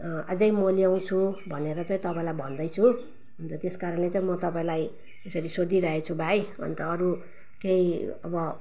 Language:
Nepali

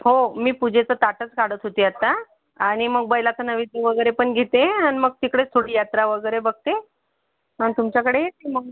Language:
Marathi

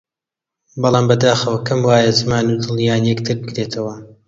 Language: Central Kurdish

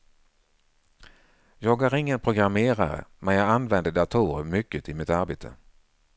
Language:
Swedish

